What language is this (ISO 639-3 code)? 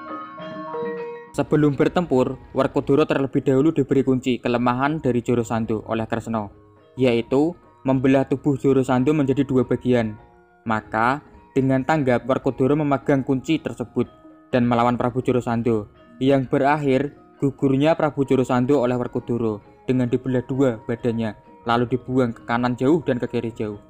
ind